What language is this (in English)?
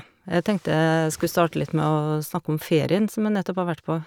Norwegian